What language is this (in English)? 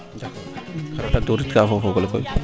Serer